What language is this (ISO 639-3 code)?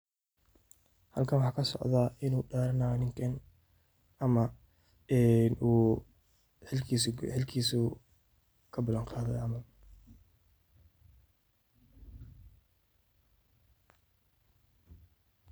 som